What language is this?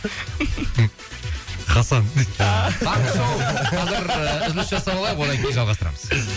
Kazakh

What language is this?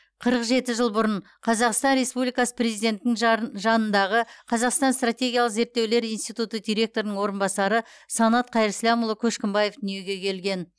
Kazakh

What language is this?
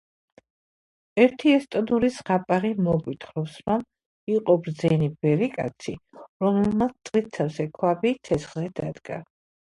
Georgian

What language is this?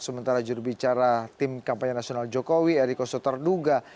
Indonesian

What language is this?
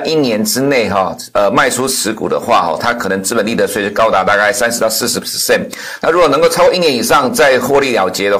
Chinese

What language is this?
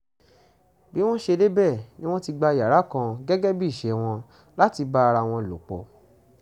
Yoruba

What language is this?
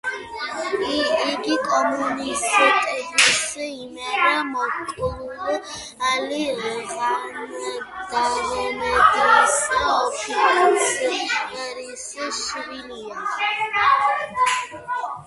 Georgian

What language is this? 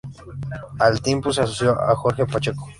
Spanish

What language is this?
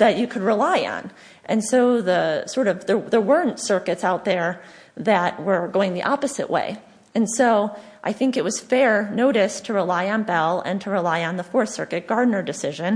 English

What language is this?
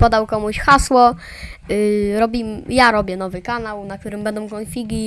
Polish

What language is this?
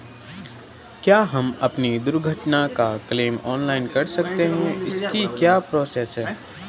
Hindi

